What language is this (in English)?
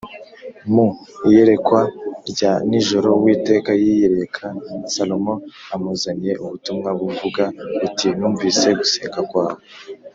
Kinyarwanda